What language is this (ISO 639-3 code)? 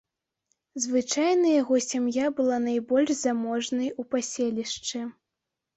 bel